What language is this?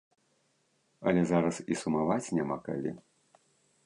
Belarusian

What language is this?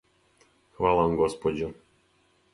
Serbian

